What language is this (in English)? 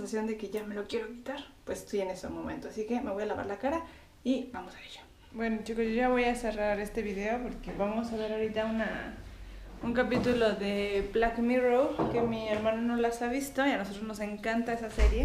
Spanish